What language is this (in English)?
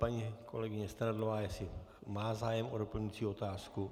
Czech